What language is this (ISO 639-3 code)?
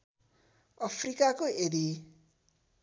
nep